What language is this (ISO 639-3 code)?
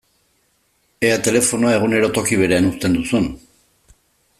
eus